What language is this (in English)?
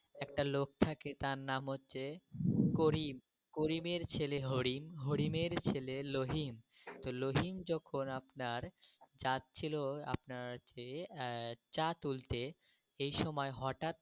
Bangla